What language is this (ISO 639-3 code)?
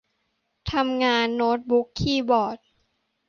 tha